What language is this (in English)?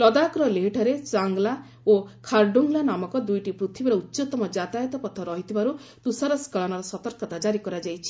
Odia